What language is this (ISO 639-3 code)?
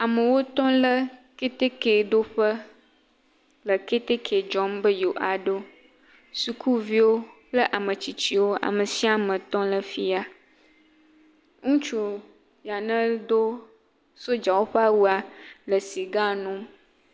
ewe